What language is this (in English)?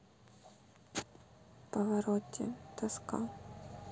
Russian